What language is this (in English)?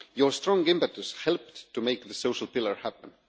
English